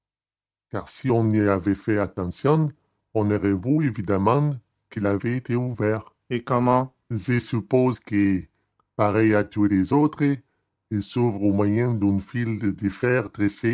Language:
French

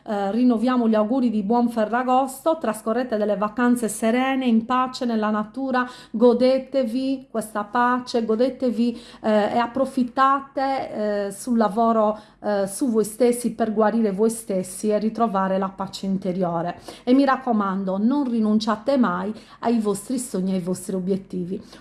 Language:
Italian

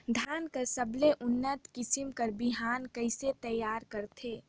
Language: Chhattisgarhi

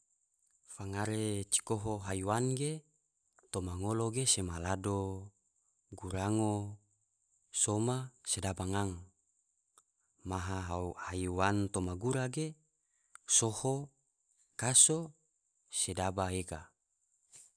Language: Tidore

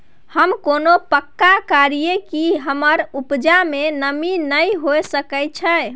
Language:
Maithili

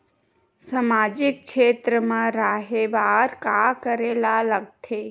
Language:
Chhattisgarhi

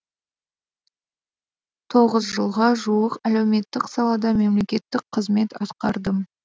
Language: Kazakh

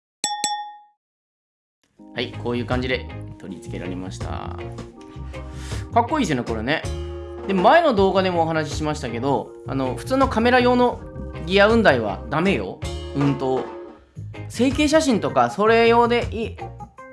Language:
Japanese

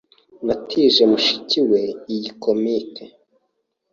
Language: Kinyarwanda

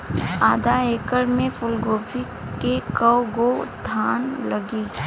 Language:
Bhojpuri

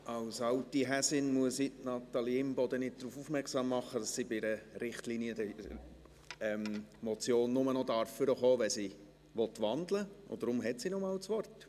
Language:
Swiss German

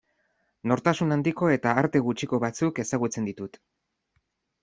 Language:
Basque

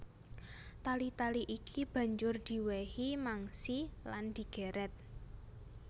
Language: Javanese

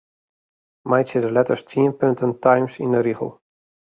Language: Western Frisian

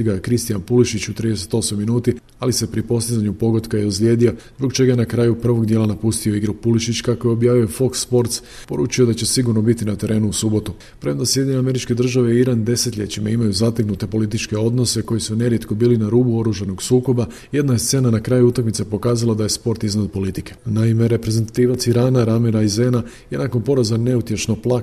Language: Croatian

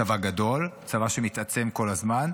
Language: Hebrew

